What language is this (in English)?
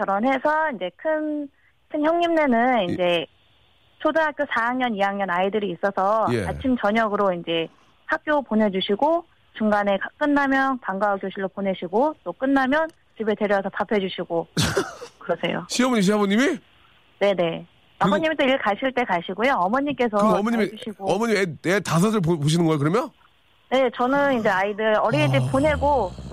Korean